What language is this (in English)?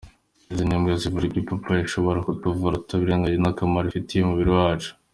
Kinyarwanda